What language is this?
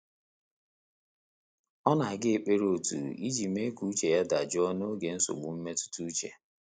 Igbo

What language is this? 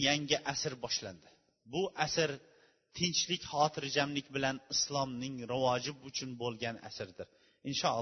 Bulgarian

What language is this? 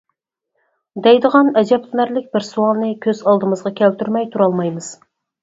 Uyghur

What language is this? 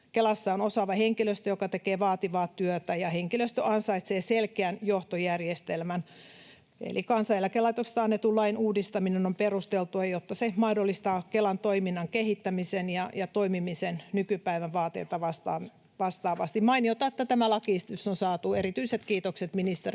Finnish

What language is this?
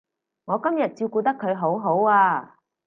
Cantonese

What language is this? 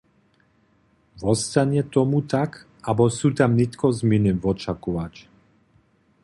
Upper Sorbian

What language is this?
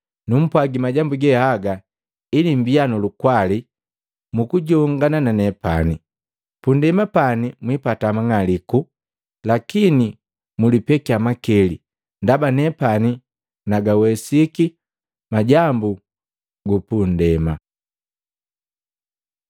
Matengo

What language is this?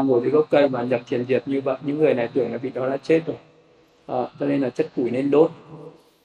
Vietnamese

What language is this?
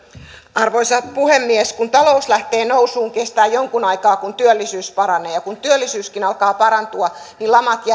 Finnish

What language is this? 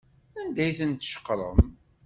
Kabyle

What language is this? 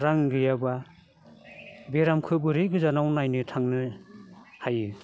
Bodo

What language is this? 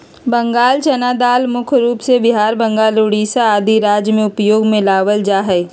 Magahi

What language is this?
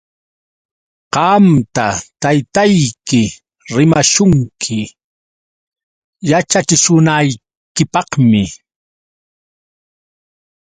Yauyos Quechua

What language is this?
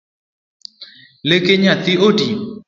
Luo (Kenya and Tanzania)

